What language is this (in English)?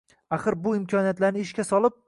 Uzbek